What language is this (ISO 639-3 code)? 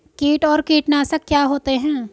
hin